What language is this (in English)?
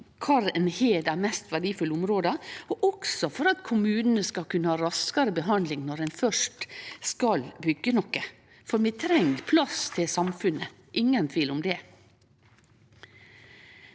Norwegian